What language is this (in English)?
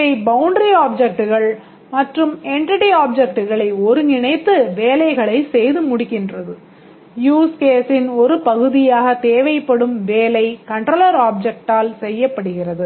Tamil